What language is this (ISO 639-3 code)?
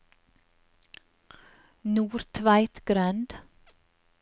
nor